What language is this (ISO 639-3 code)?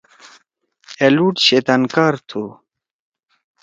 trw